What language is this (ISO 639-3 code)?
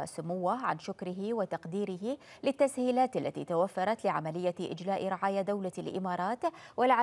ara